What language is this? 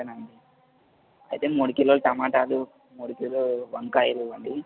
Telugu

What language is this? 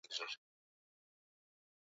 Swahili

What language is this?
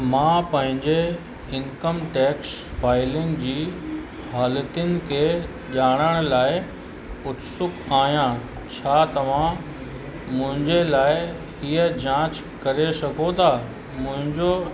Sindhi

